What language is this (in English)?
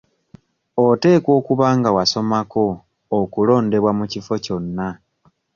Ganda